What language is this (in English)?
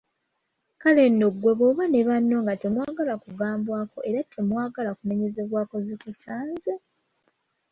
Ganda